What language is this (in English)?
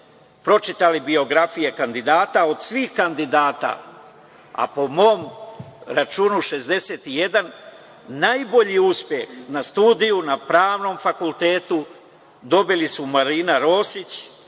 Serbian